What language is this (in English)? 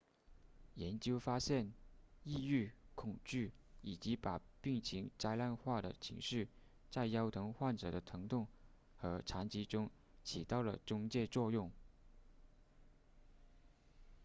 Chinese